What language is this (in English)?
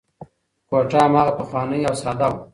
Pashto